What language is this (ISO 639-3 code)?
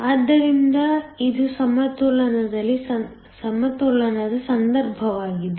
kan